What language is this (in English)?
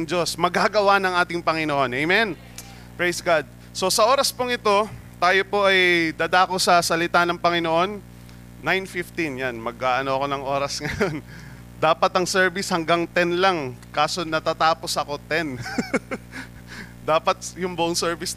Filipino